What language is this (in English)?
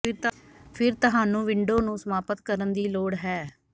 Punjabi